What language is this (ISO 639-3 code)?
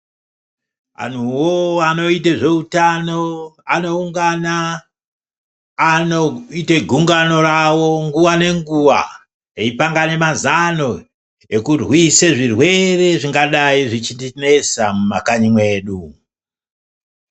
ndc